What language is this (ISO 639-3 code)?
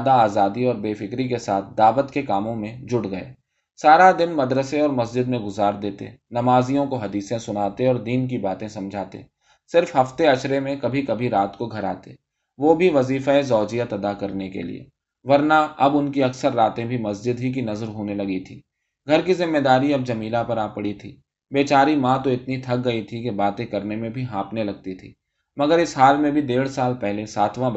urd